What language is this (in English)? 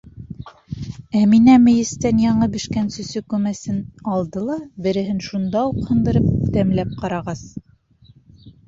Bashkir